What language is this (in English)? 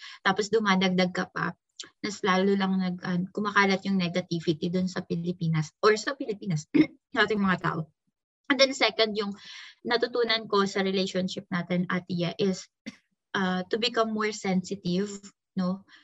Filipino